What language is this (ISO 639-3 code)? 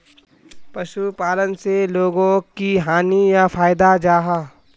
mag